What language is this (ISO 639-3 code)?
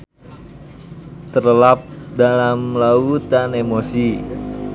sun